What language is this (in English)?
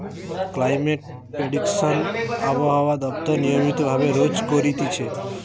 Bangla